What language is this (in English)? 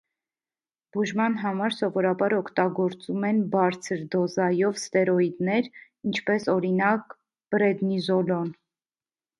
Armenian